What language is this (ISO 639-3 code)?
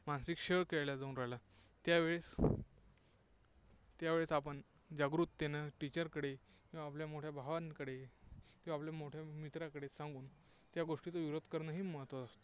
mar